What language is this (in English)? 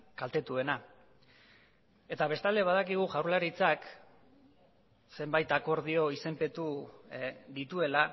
Basque